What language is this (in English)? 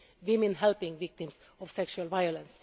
English